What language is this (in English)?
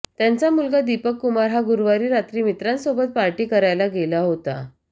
Marathi